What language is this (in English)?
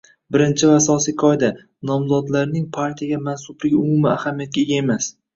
Uzbek